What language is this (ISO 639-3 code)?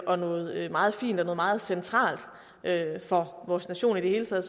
dan